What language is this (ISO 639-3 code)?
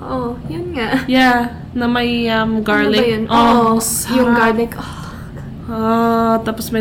fil